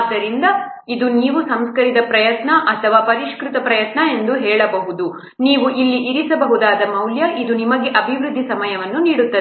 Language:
Kannada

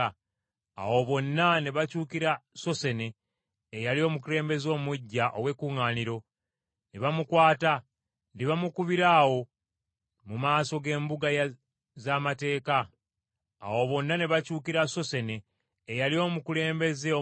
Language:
Ganda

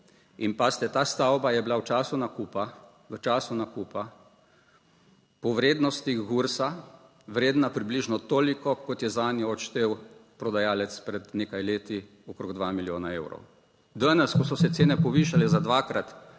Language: Slovenian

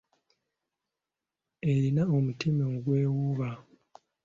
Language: Ganda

